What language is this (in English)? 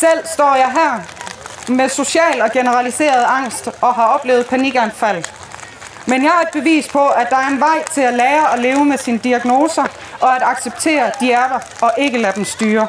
Danish